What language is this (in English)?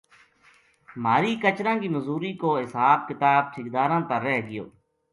Gujari